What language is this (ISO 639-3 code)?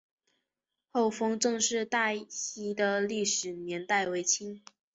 zho